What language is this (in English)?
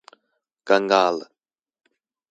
Chinese